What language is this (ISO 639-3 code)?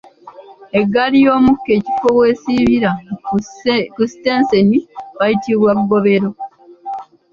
lug